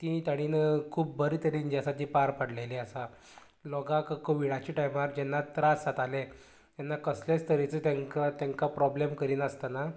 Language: Konkani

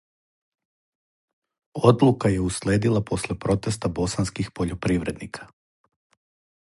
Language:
Serbian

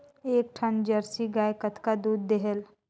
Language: Chhattisgarhi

